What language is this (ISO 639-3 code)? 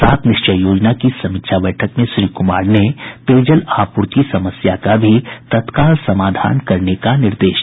hin